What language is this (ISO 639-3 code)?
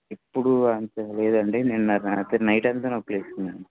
tel